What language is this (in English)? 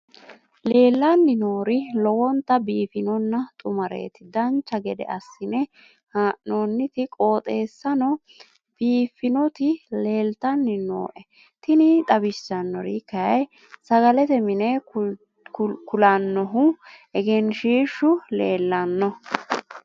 Sidamo